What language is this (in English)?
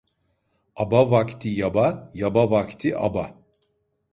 Turkish